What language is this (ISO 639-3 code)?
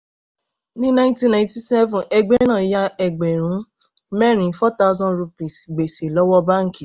yor